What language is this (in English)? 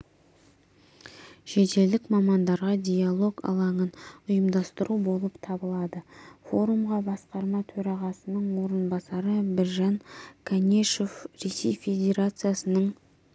Kazakh